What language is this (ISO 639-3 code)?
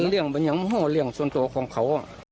tha